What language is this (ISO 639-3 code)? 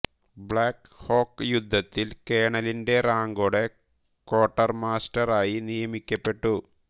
mal